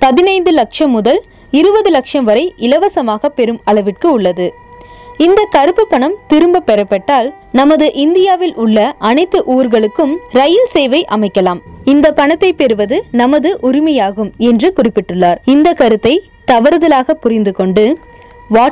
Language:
Tamil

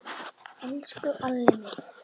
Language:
Icelandic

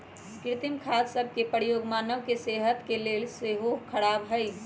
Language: Magahi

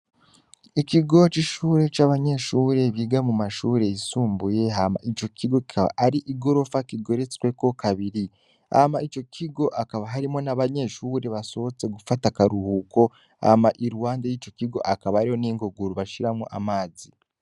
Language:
Rundi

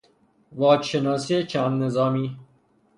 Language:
Persian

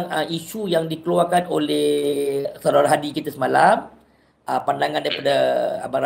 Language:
Malay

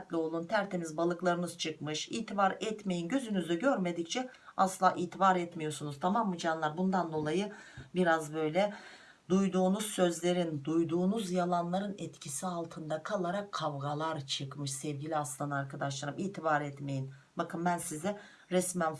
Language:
Turkish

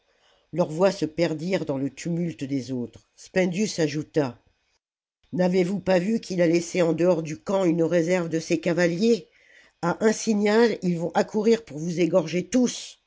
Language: French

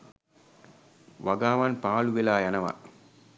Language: Sinhala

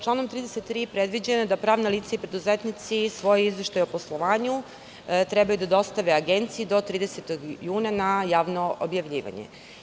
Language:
Serbian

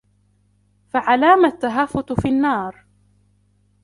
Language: Arabic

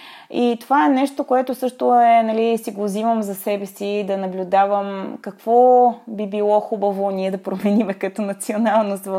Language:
Bulgarian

